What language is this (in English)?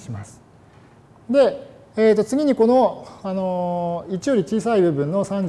Japanese